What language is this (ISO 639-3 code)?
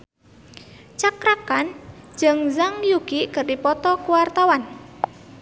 sun